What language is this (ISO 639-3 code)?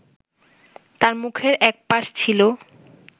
ben